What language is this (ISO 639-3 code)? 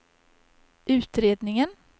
swe